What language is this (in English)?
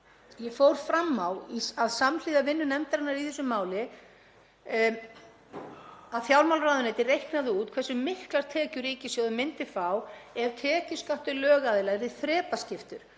Icelandic